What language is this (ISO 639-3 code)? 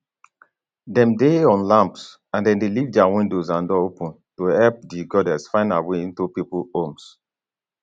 pcm